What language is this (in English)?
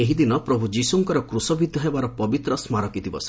Odia